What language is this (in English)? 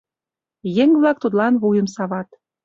Mari